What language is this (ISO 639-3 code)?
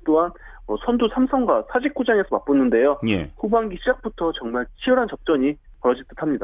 kor